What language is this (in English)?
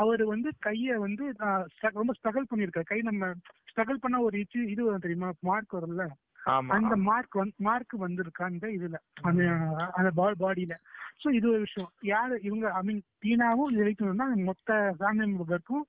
Tamil